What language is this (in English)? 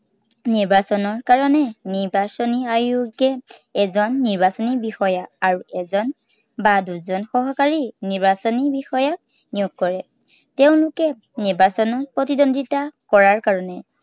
Assamese